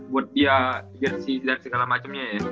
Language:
Indonesian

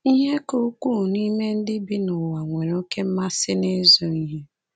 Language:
Igbo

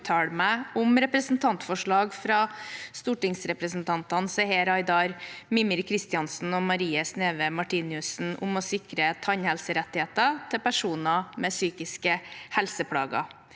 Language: Norwegian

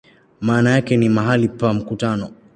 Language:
Swahili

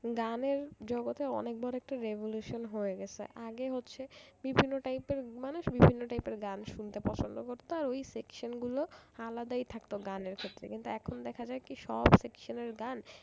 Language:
Bangla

